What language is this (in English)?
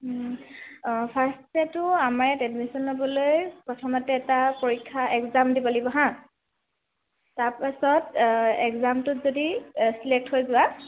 Assamese